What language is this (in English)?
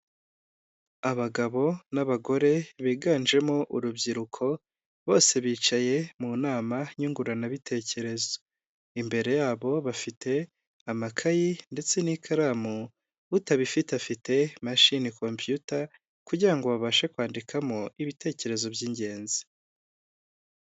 Kinyarwanda